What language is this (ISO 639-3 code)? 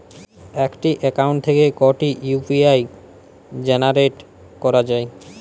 ben